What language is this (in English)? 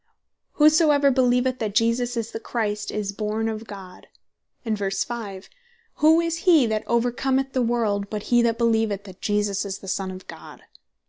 English